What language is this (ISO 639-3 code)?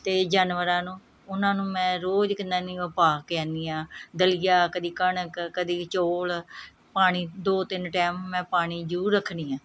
pan